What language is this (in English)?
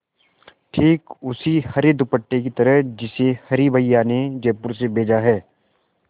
Hindi